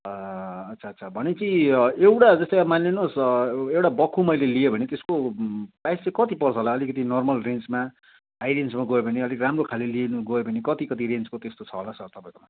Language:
Nepali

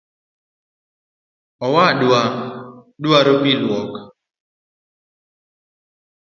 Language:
Luo (Kenya and Tanzania)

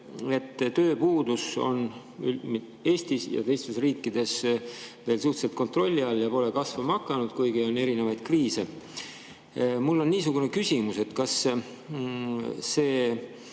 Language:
Estonian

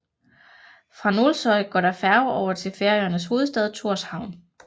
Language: Danish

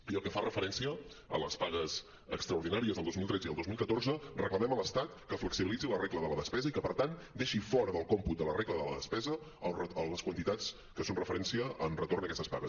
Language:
Catalan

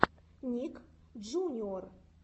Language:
Russian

